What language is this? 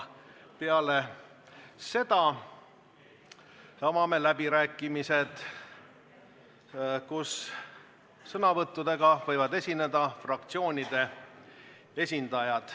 Estonian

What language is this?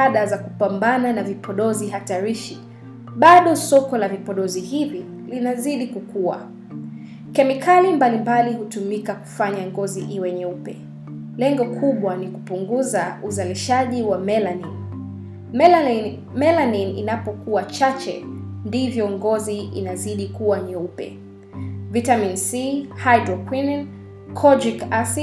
Swahili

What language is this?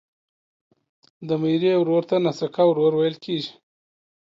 Pashto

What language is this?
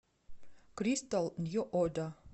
Russian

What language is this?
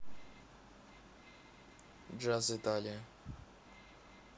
Russian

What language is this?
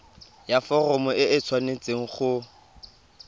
Tswana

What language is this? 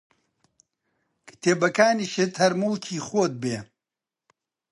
Central Kurdish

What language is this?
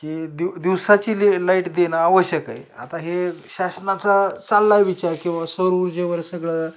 Marathi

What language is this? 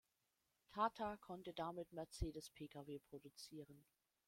German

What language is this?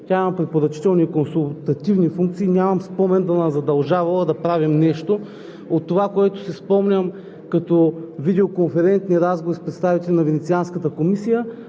Bulgarian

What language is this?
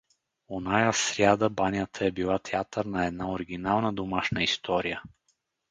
Bulgarian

